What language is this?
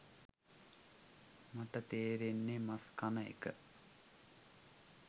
Sinhala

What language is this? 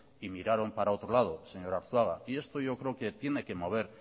Spanish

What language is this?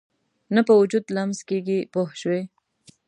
Pashto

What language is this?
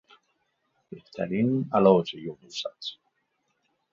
Persian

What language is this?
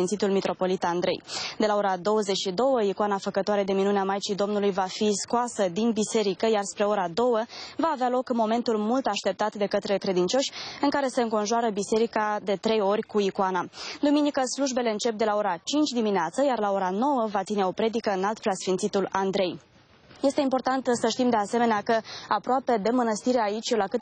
Romanian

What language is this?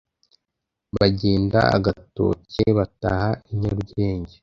Kinyarwanda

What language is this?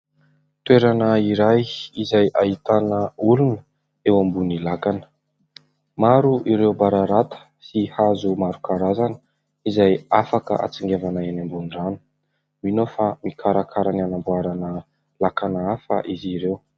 Malagasy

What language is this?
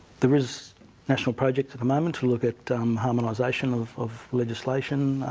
English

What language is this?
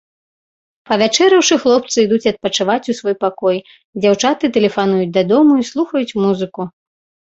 Belarusian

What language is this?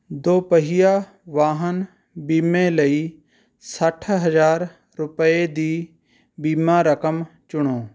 Punjabi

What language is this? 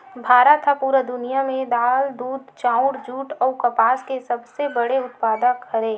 Chhattisgarhi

